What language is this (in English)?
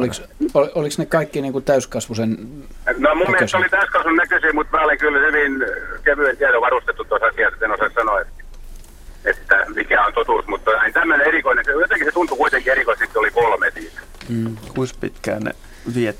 Finnish